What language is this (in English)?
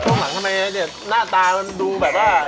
Thai